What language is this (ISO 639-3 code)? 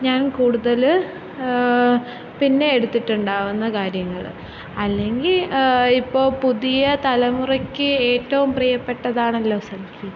mal